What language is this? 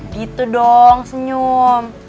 Indonesian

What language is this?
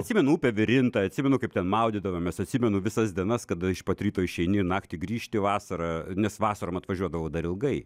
Lithuanian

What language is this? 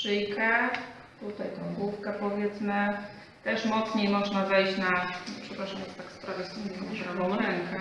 Polish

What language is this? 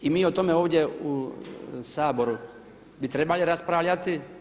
Croatian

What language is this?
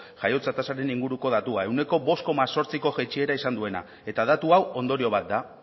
Basque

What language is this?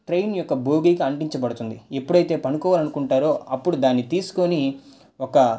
Telugu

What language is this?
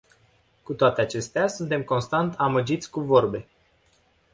Romanian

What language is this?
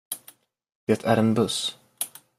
Swedish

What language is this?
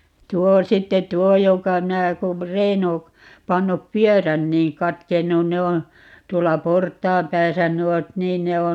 Finnish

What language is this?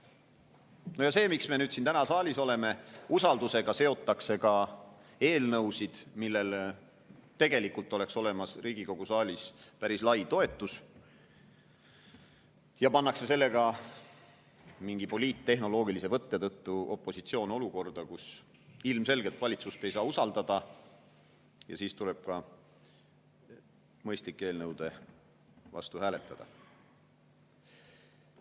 Estonian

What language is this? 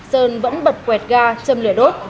Vietnamese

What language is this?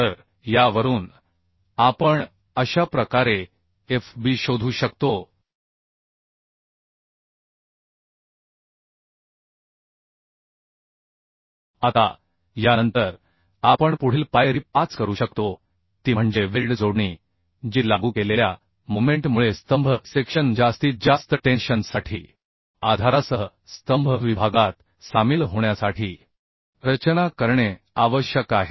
Marathi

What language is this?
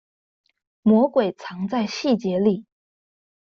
Chinese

